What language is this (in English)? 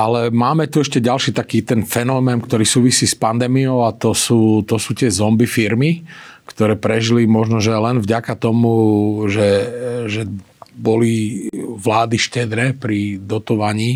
Slovak